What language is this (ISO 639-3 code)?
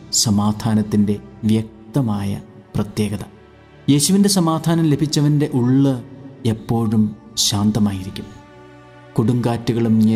mal